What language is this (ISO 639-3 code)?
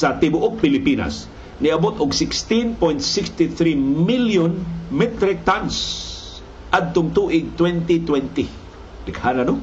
fil